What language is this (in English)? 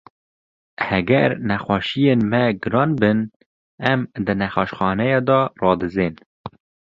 Kurdish